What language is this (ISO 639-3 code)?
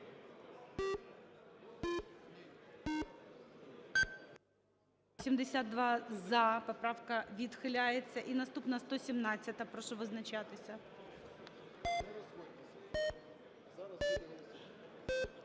ukr